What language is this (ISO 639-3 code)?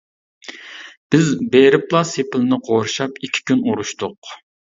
uig